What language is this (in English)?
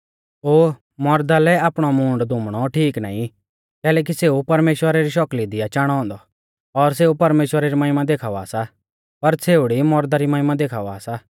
Mahasu Pahari